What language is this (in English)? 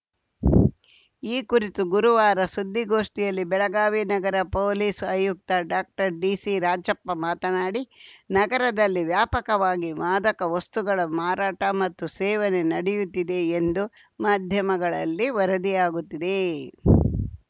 Kannada